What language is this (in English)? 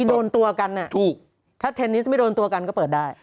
Thai